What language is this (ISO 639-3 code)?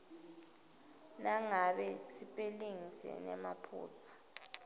ssw